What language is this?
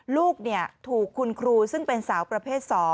Thai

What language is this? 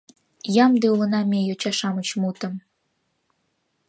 Mari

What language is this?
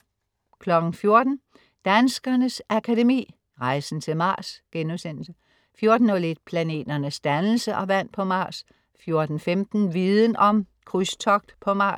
Danish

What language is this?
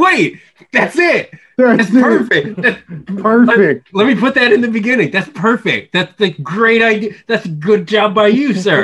English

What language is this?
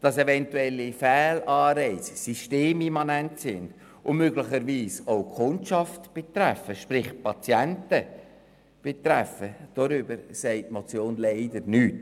Swiss German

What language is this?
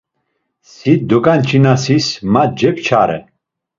Laz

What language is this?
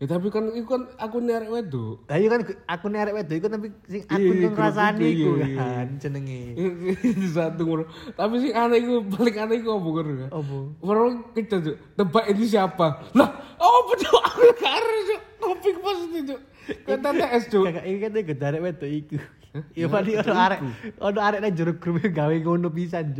Indonesian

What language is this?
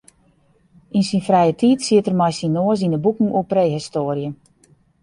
Western Frisian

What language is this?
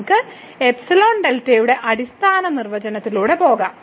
Malayalam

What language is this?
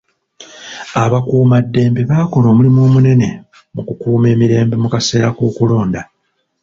Ganda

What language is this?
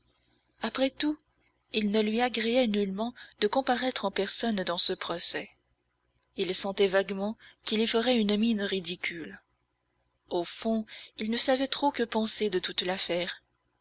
French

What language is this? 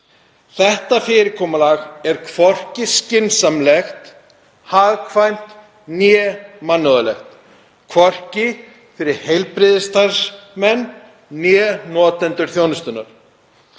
Icelandic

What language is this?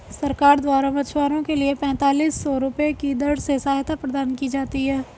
Hindi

